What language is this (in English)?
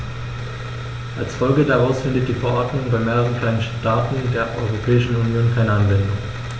German